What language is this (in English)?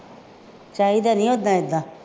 Punjabi